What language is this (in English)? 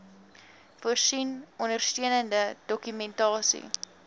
Afrikaans